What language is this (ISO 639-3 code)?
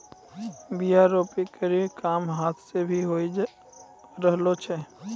mai